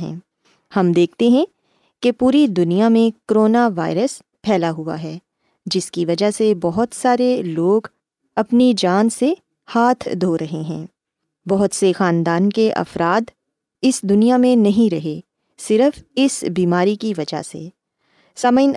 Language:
Urdu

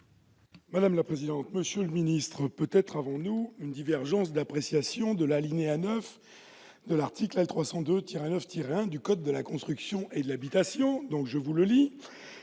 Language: French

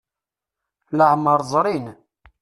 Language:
Kabyle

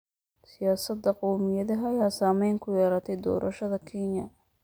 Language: Somali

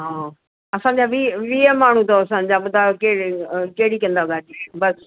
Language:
Sindhi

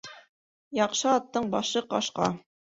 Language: Bashkir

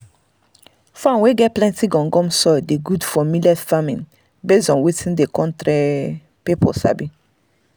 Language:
Nigerian Pidgin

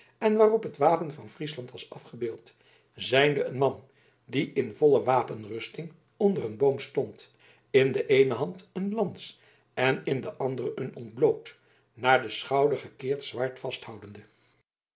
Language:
Dutch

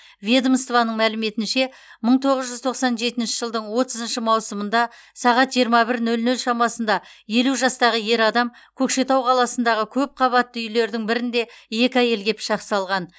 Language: Kazakh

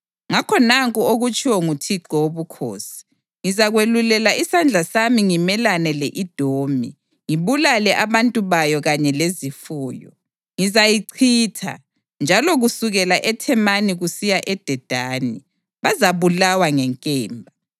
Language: North Ndebele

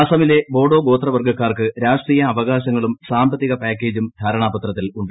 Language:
Malayalam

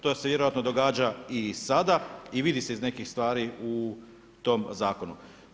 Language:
Croatian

